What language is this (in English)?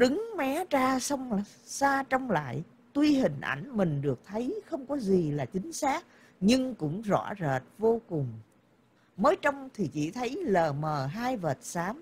Vietnamese